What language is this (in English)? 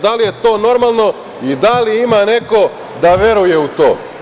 Serbian